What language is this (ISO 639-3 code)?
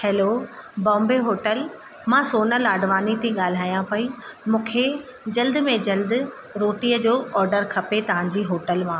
snd